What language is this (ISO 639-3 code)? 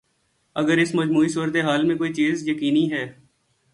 urd